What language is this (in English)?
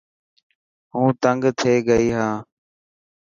Dhatki